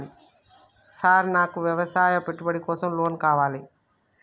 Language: Telugu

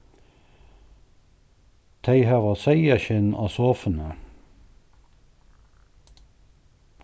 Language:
Faroese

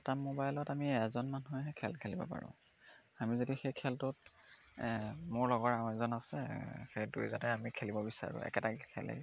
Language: Assamese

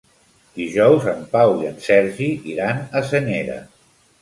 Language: Catalan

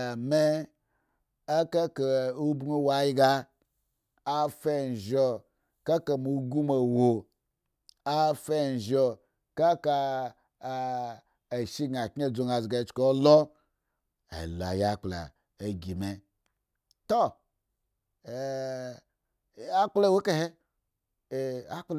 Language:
Eggon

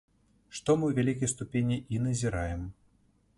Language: Belarusian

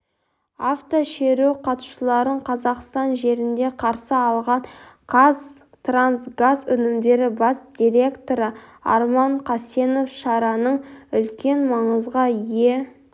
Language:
Kazakh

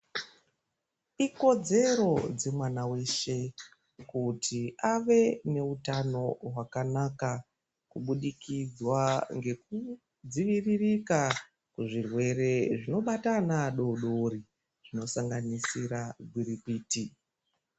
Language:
Ndau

